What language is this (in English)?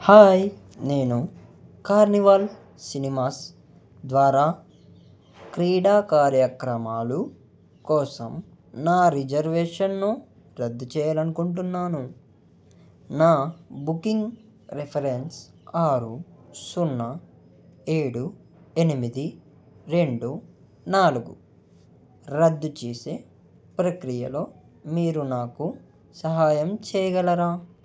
Telugu